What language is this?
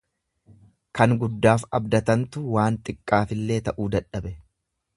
Oromo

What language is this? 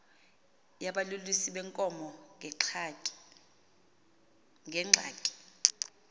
Xhosa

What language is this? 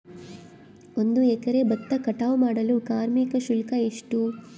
Kannada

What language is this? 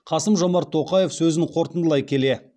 Kazakh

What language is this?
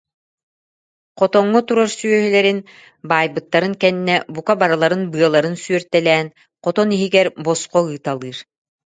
Yakut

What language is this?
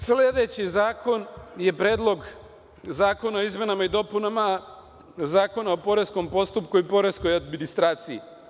Serbian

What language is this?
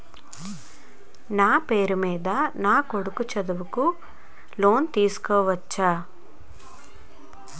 Telugu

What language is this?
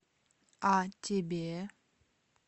Russian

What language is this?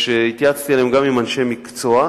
Hebrew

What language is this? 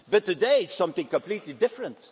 English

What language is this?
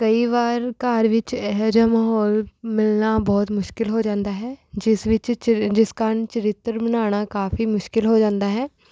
Punjabi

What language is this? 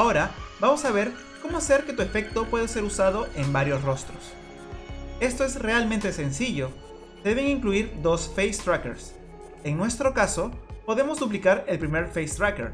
Spanish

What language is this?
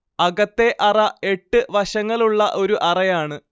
Malayalam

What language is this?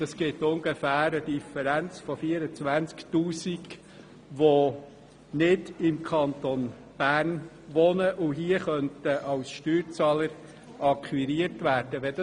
Swiss German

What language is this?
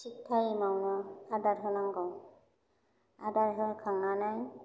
Bodo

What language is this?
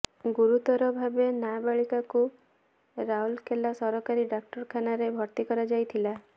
Odia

